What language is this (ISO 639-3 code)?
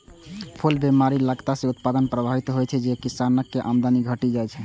mai